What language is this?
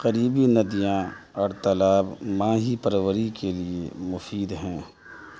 Urdu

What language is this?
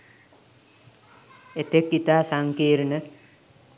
Sinhala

